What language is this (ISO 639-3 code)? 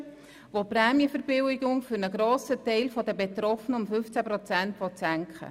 gsw